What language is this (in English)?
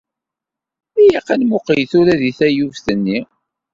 Kabyle